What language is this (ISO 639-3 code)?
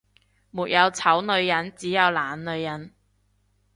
yue